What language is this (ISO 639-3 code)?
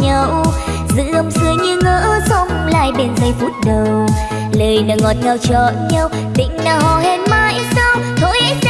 vie